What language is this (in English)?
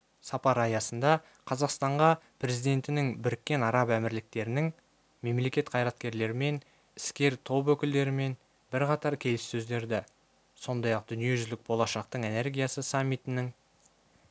Kazakh